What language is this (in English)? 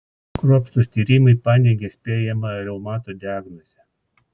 Lithuanian